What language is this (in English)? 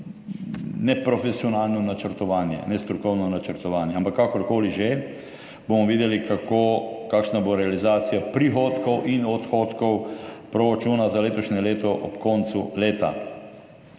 Slovenian